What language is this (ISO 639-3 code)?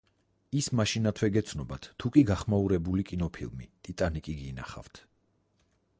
kat